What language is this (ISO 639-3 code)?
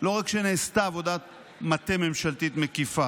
heb